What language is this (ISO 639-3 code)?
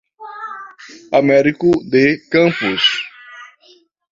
por